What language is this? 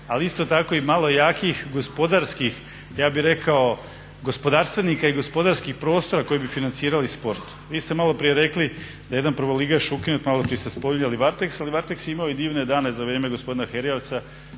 Croatian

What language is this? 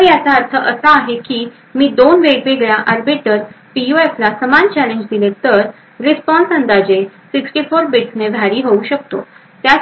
Marathi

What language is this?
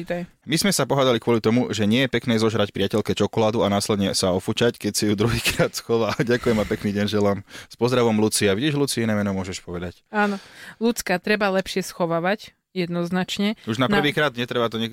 Slovak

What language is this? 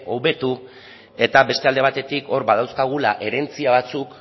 Basque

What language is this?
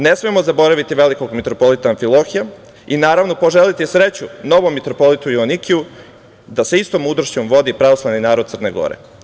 Serbian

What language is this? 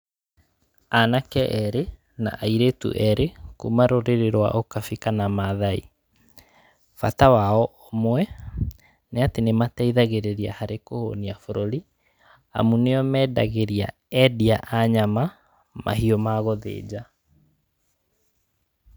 Kikuyu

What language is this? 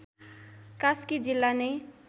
Nepali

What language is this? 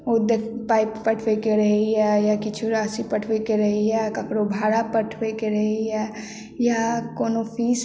Maithili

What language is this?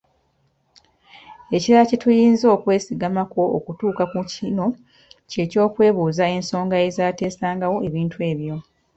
Ganda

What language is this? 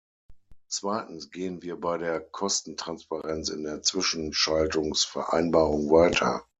German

